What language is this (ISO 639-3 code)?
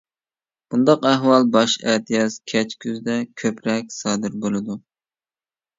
uig